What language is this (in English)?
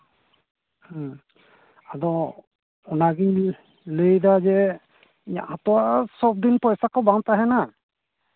Santali